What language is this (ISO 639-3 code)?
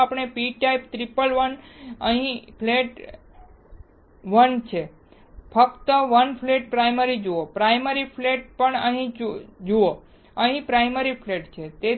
guj